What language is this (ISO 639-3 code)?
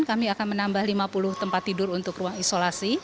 ind